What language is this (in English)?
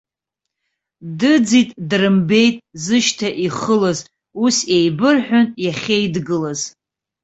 Abkhazian